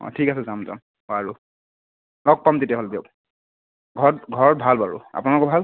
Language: Assamese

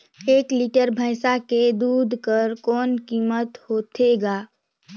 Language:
Chhattisgarhi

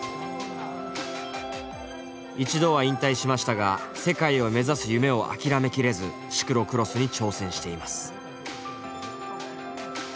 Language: Japanese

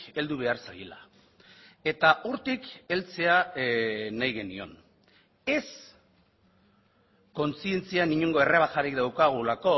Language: Basque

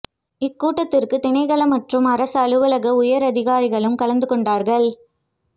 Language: Tamil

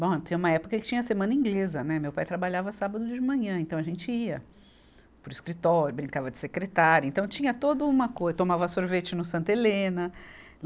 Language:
Portuguese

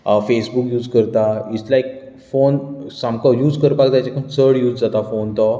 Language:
Konkani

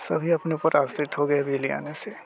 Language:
Hindi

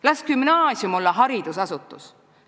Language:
Estonian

